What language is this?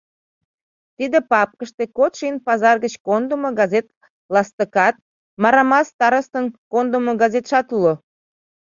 Mari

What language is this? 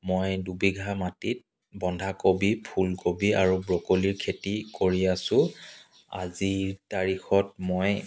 Assamese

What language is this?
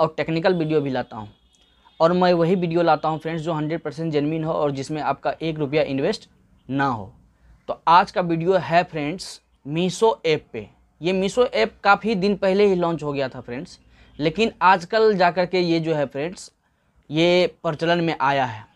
Hindi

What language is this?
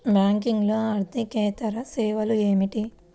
Telugu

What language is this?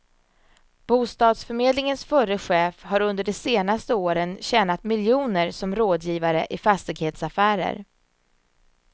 Swedish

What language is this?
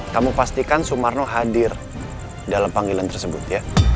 Indonesian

